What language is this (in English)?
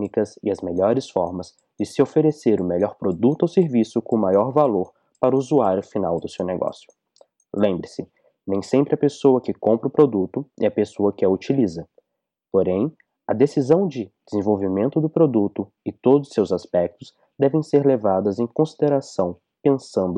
Portuguese